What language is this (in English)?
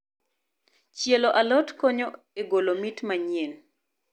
Luo (Kenya and Tanzania)